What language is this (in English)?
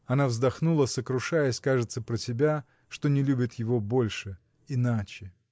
Russian